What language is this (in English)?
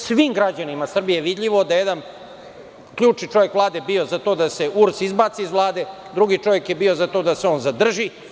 Serbian